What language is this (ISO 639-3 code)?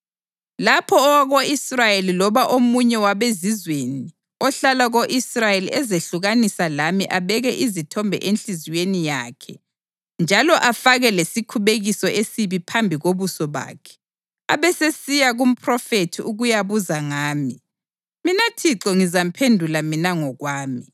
nde